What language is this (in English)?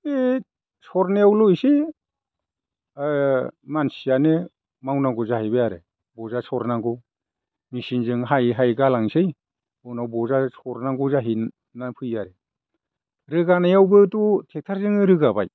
Bodo